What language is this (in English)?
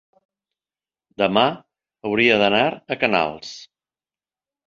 Catalan